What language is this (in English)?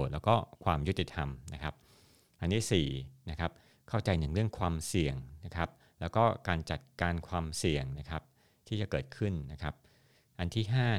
Thai